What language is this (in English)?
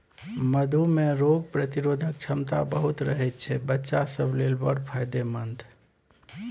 Maithili